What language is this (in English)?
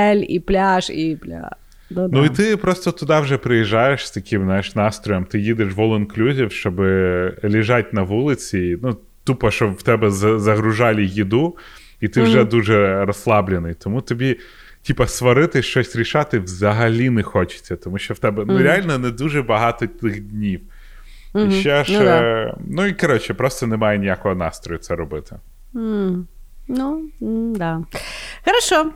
Ukrainian